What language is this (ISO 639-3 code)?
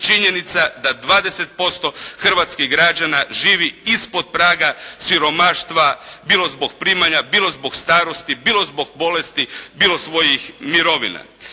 hrv